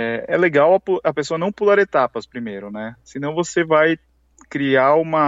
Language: Portuguese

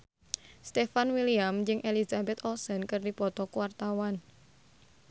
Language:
Sundanese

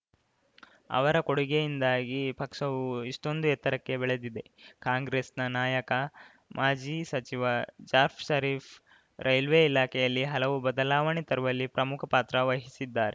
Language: Kannada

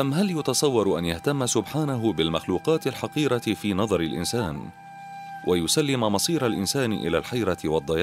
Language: Arabic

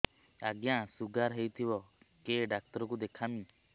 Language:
Odia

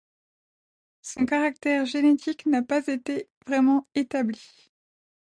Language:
French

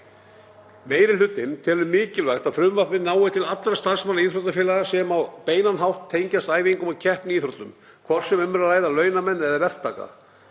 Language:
Icelandic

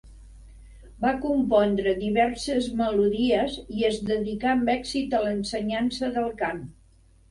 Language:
Catalan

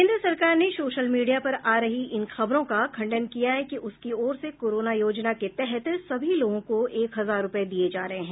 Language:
Hindi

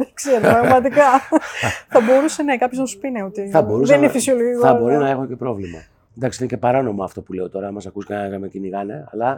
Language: Greek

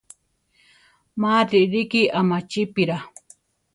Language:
Central Tarahumara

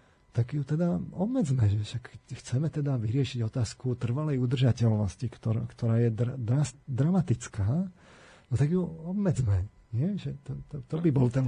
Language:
Slovak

